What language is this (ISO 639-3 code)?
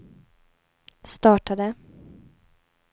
swe